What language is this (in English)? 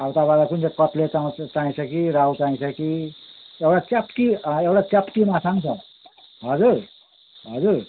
Nepali